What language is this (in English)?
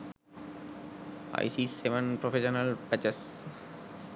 Sinhala